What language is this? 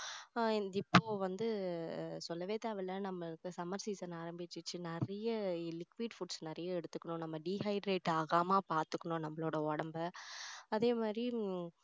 Tamil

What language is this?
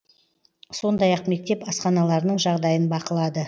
Kazakh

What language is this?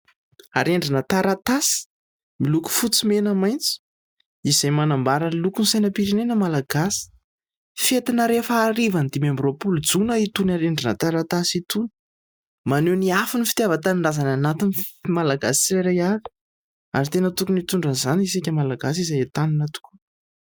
Malagasy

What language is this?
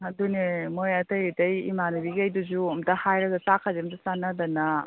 Manipuri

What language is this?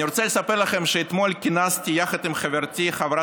Hebrew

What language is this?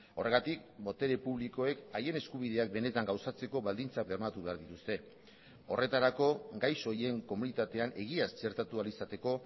Basque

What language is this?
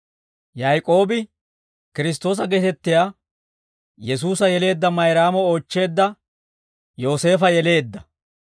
Dawro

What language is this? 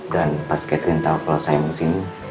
Indonesian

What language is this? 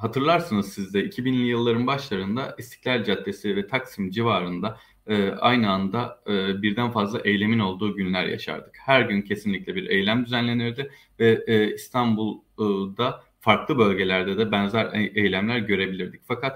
Turkish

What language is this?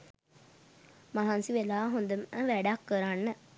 Sinhala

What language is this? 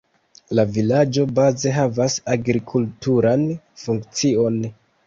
Esperanto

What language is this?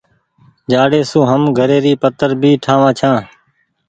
Goaria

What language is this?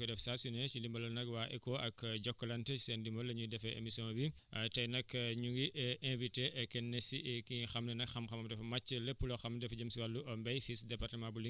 Wolof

